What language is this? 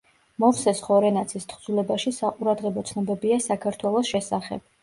Georgian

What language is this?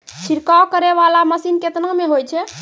Maithili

